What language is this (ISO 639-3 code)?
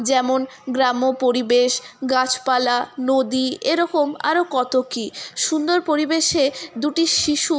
ben